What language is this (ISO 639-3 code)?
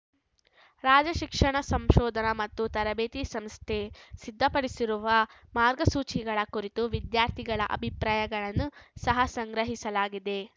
kan